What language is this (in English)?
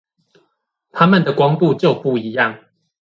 Chinese